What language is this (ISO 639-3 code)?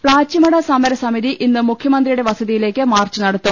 mal